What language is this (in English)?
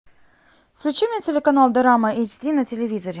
Russian